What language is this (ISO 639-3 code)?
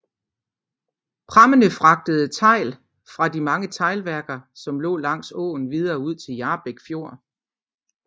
dan